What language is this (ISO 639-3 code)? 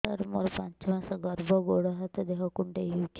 ori